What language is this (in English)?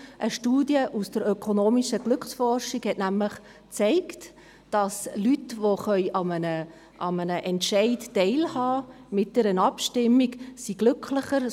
Swiss German